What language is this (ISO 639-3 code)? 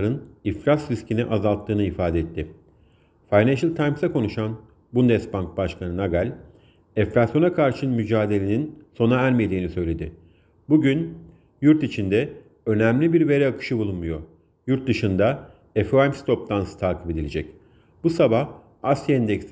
tur